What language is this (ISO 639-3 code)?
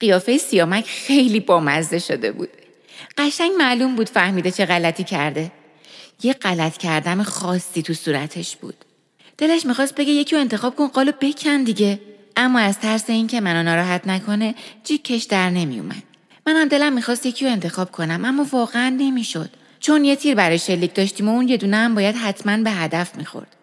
fas